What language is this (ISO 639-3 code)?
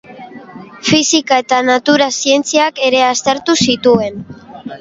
eus